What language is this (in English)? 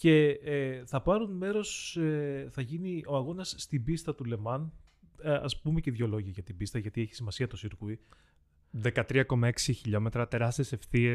Greek